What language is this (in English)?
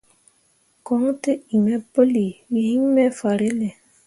Mundang